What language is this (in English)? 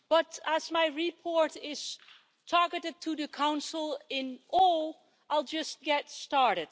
English